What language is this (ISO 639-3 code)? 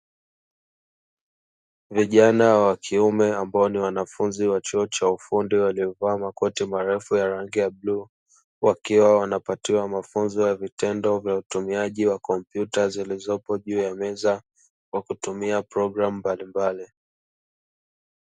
swa